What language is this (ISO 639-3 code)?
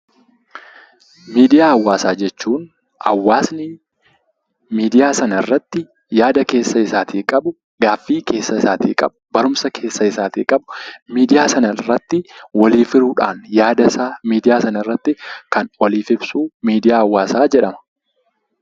orm